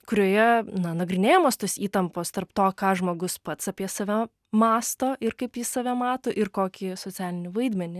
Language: Lithuanian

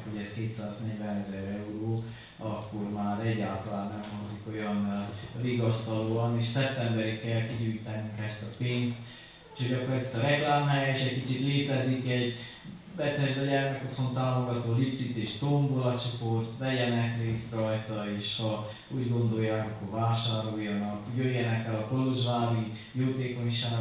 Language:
Hungarian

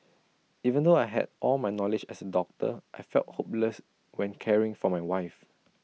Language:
English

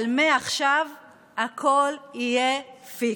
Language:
Hebrew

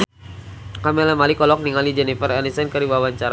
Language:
Sundanese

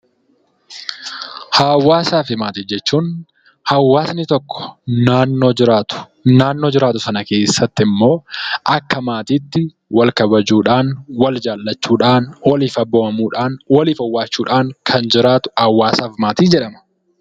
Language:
Oromo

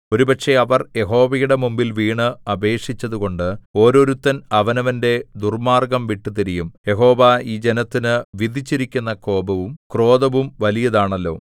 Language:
Malayalam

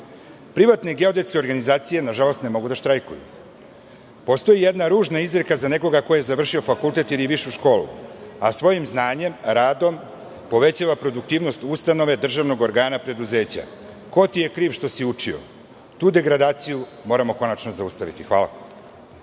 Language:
Serbian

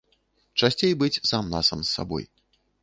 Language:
Belarusian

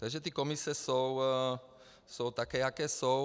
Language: Czech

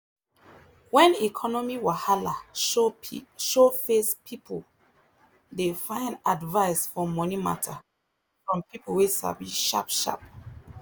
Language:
Nigerian Pidgin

